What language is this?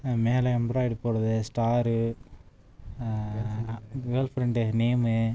Tamil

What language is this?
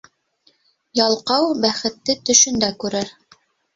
Bashkir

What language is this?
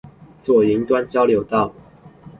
Chinese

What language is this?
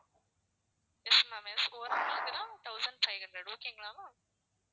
Tamil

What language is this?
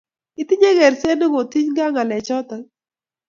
Kalenjin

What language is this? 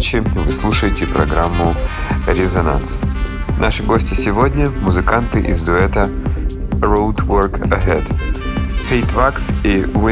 Russian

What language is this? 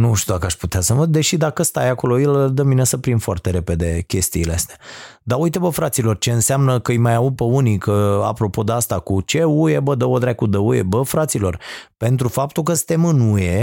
Romanian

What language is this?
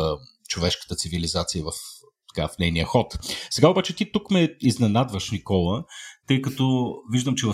Bulgarian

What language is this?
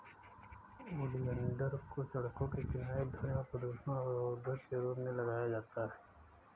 Hindi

